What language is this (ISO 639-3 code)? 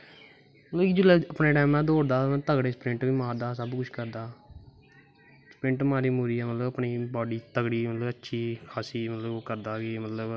doi